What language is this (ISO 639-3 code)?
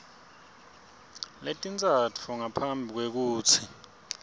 ssw